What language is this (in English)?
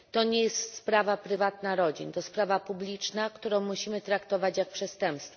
Polish